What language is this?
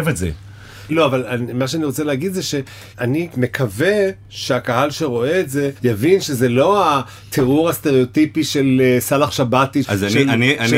Hebrew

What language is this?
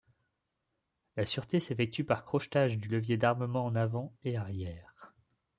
French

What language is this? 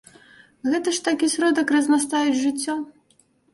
Belarusian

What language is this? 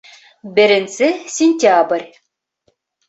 Bashkir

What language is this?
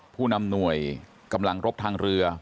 Thai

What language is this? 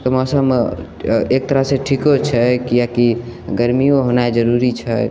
Maithili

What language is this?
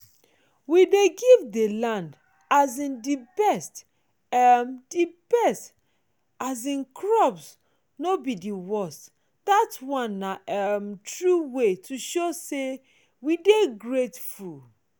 Nigerian Pidgin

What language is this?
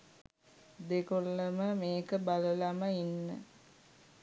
Sinhala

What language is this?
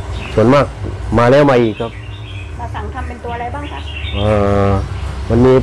Thai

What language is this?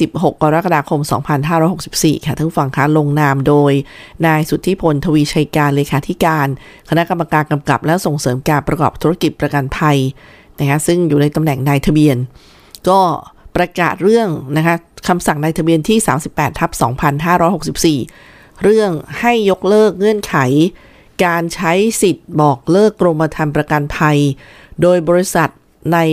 Thai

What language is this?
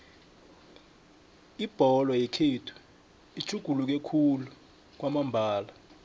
South Ndebele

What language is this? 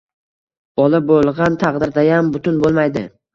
Uzbek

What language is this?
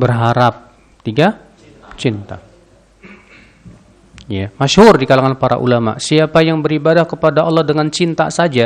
Indonesian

